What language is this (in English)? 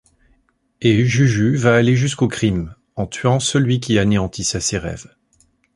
French